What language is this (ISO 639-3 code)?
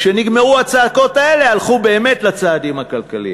heb